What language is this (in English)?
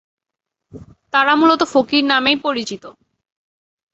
Bangla